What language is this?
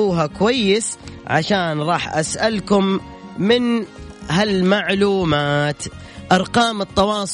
Arabic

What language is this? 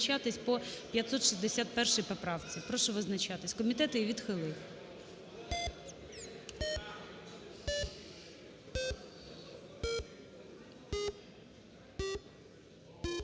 Ukrainian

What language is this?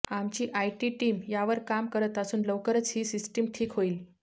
Marathi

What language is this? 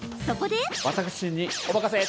Japanese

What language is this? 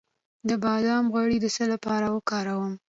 Pashto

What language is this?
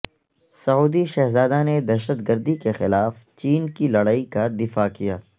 Urdu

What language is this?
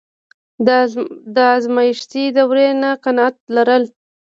Pashto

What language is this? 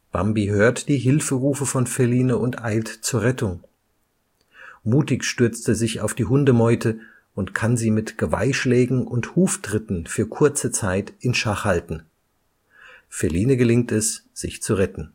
German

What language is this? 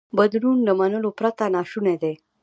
Pashto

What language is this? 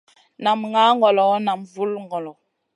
Masana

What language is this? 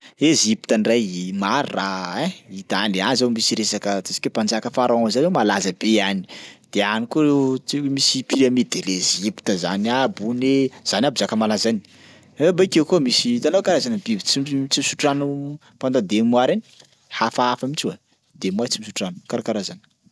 Sakalava Malagasy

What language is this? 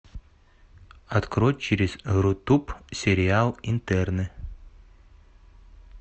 Russian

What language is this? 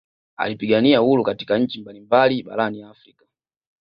Swahili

